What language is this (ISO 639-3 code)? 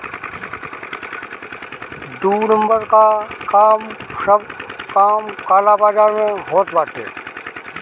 bho